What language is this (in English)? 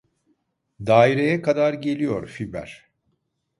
Turkish